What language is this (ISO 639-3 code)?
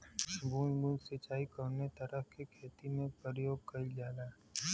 bho